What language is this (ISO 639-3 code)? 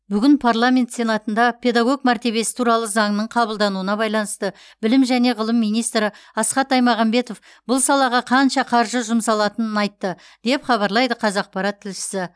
kaz